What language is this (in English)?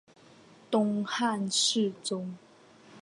Chinese